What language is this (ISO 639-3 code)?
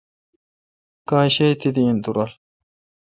xka